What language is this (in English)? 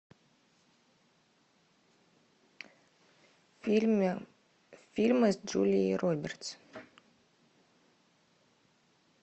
Russian